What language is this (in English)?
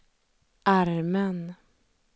Swedish